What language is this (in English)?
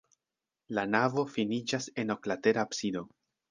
Esperanto